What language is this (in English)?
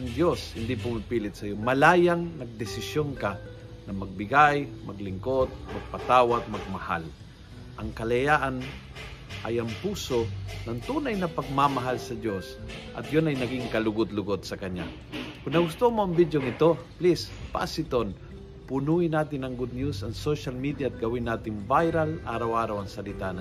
Filipino